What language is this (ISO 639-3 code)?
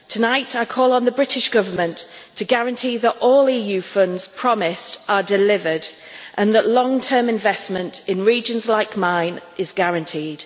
eng